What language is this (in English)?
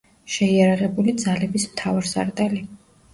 Georgian